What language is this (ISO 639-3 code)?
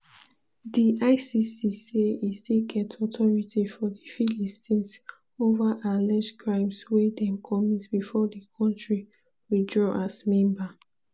pcm